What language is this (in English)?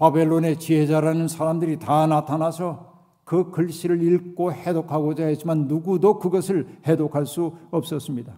Korean